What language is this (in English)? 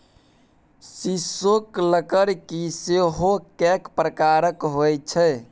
Maithili